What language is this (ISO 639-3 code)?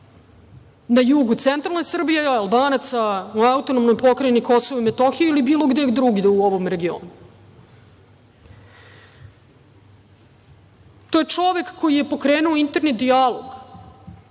srp